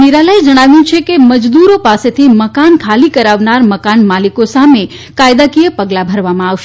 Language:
Gujarati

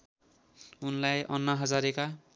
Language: Nepali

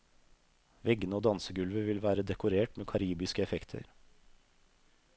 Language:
Norwegian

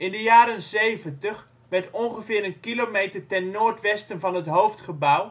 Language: Dutch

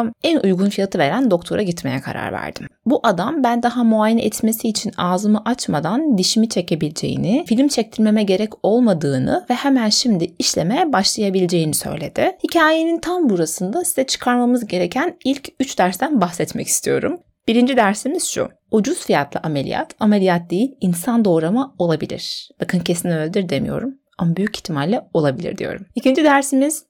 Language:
Turkish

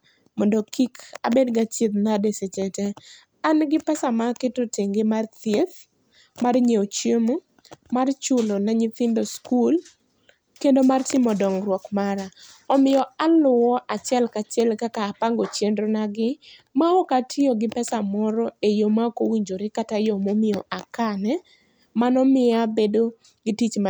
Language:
Luo (Kenya and Tanzania)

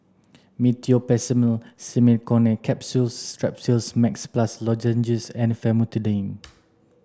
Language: English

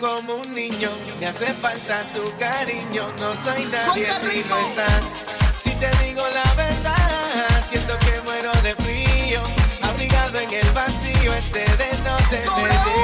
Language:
English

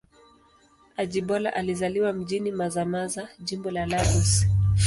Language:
Swahili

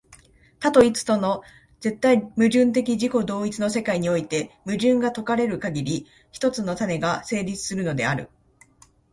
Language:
Japanese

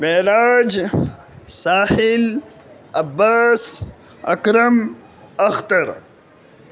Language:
Urdu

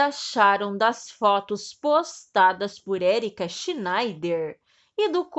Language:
Portuguese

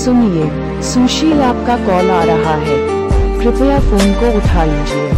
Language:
Hindi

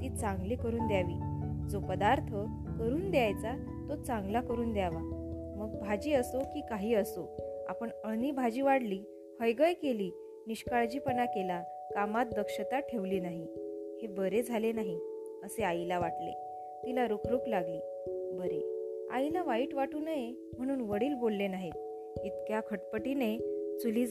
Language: Marathi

